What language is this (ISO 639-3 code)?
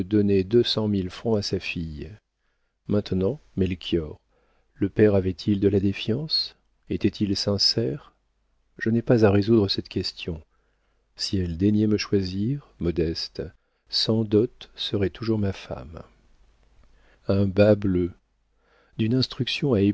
fra